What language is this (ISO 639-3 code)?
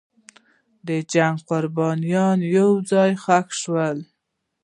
pus